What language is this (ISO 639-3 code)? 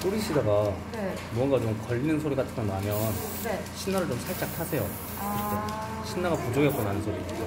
kor